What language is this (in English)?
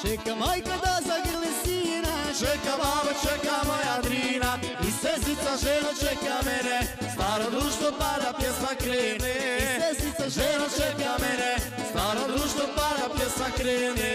Romanian